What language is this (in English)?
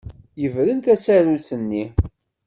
Kabyle